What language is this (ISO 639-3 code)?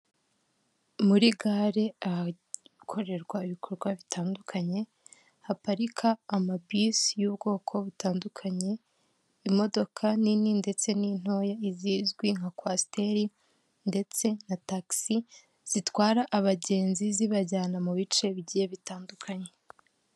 kin